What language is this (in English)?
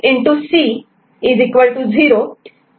Marathi